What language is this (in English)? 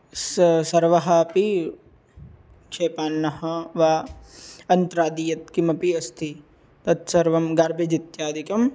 Sanskrit